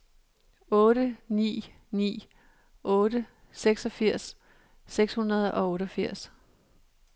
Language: Danish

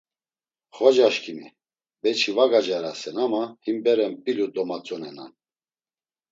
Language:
Laz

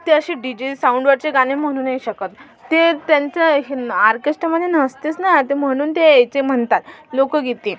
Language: Marathi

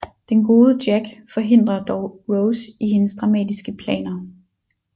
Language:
Danish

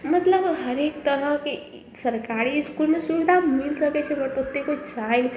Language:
Maithili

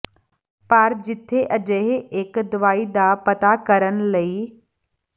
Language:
Punjabi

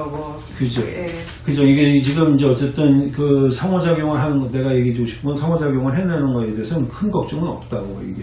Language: Korean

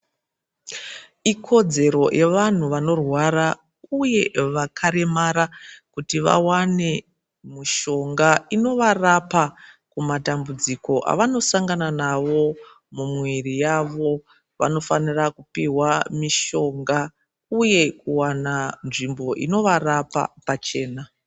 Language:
Ndau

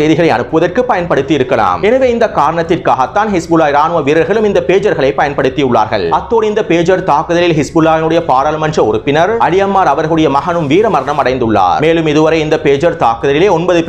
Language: Tamil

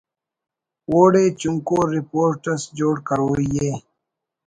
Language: Brahui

